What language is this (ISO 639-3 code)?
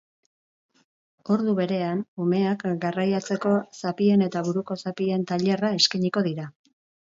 eus